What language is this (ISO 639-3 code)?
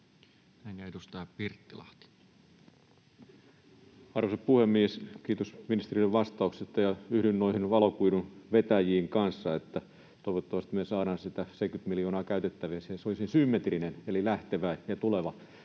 fin